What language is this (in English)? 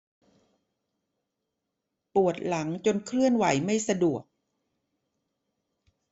Thai